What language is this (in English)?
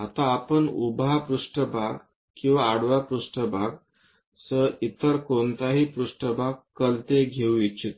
Marathi